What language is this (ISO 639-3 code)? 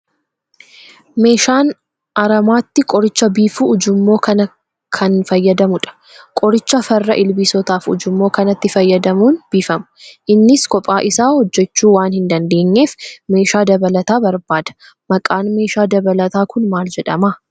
orm